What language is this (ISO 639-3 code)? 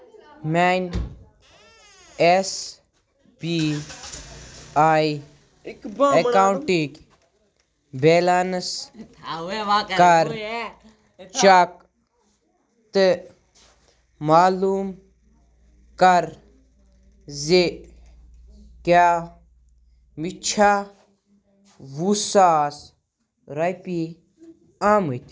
kas